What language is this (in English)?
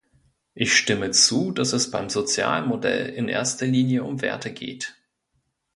German